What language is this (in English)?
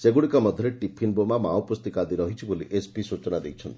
Odia